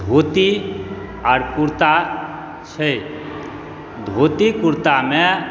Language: Maithili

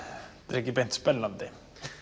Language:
Icelandic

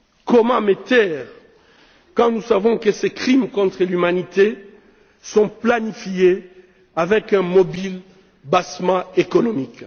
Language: French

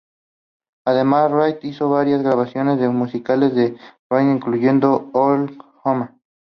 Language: Spanish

